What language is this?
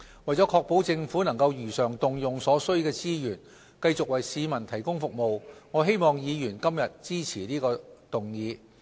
Cantonese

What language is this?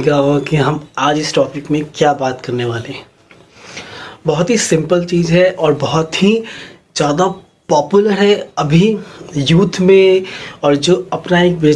Hindi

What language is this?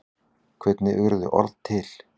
Icelandic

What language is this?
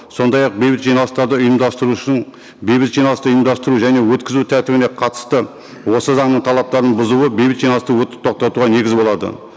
Kazakh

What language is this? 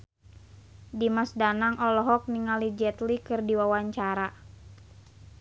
Sundanese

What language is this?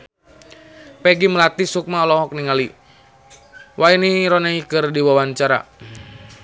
Sundanese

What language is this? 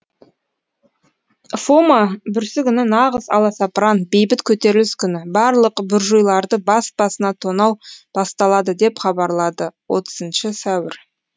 Kazakh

